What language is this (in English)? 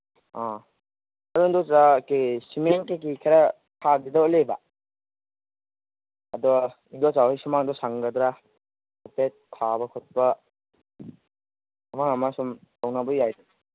Manipuri